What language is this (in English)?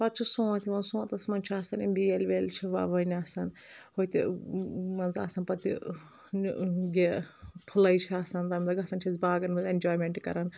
Kashmiri